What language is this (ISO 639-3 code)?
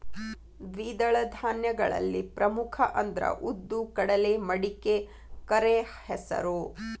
kan